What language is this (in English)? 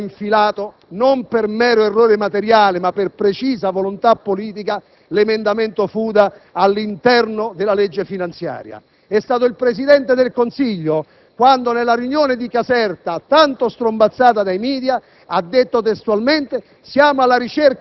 Italian